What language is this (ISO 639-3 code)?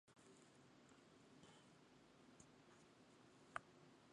eus